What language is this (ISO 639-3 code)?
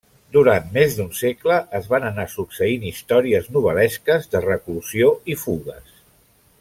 cat